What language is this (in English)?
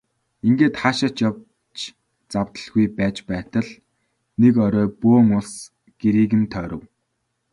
Mongolian